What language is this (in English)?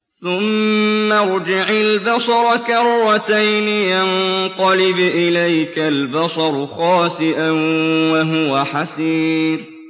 Arabic